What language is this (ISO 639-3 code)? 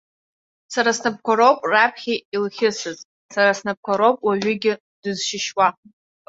abk